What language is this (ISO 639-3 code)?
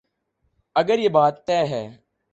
urd